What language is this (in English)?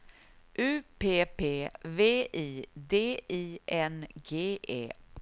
Swedish